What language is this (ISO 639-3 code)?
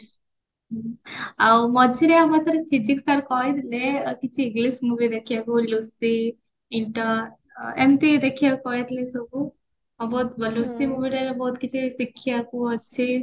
ori